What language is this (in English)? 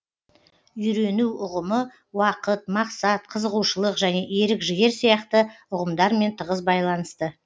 Kazakh